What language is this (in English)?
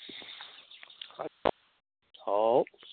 Manipuri